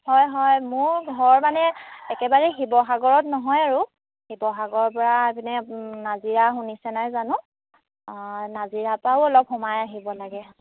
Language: Assamese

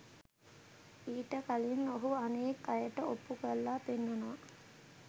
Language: Sinhala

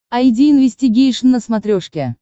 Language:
Russian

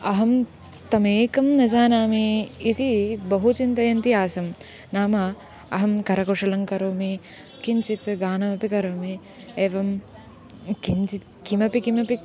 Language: Sanskrit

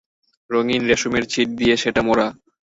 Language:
Bangla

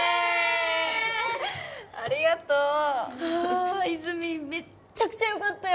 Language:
Japanese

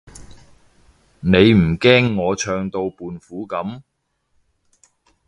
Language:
Cantonese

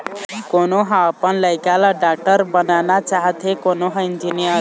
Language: Chhattisgarhi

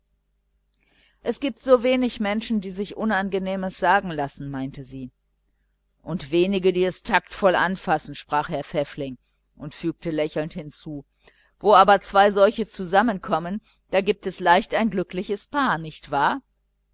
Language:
German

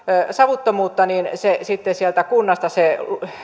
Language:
Finnish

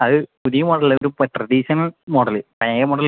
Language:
Malayalam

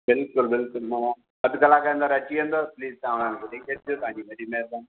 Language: Sindhi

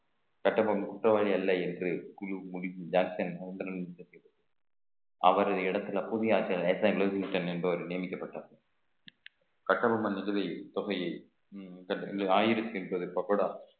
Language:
Tamil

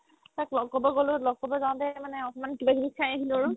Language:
Assamese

